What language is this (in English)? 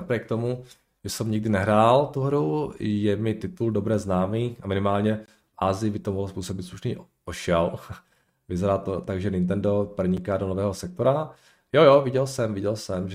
Czech